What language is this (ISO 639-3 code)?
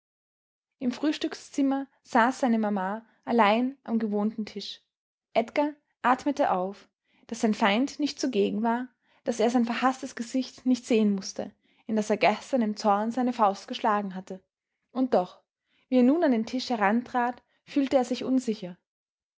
deu